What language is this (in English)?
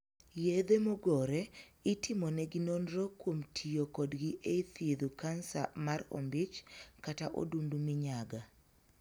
Luo (Kenya and Tanzania)